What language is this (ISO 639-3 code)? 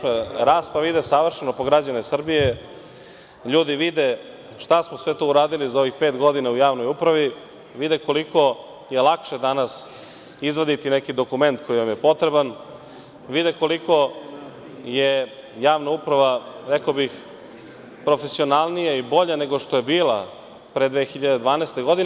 srp